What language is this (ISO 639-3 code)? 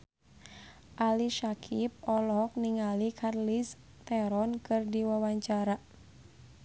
sun